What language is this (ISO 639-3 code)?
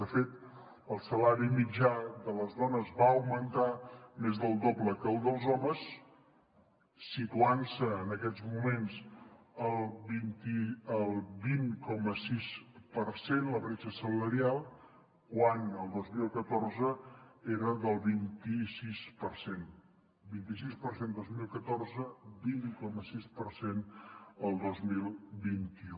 cat